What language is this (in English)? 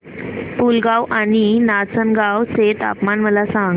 Marathi